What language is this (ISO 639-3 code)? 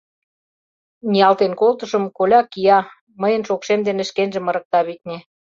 chm